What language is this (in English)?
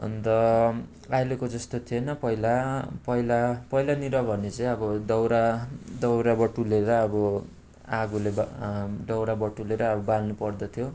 Nepali